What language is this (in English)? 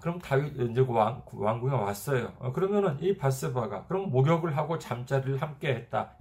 Korean